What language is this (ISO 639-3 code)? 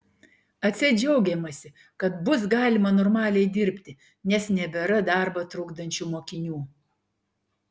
lit